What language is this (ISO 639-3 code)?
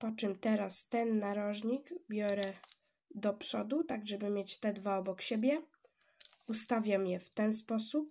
pol